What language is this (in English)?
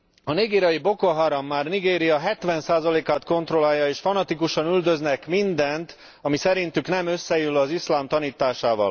Hungarian